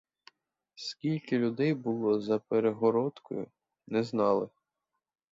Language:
Ukrainian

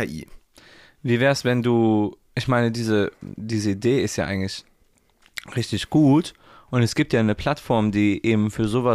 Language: German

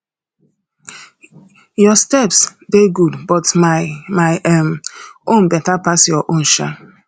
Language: Nigerian Pidgin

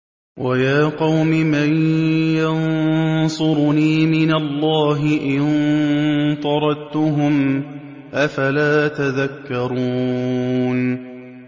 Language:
Arabic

